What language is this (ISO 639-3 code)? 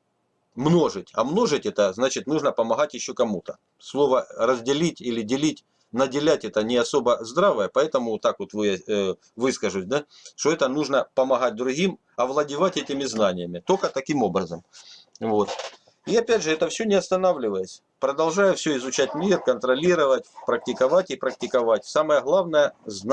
rus